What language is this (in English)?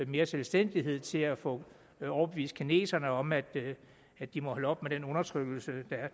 Danish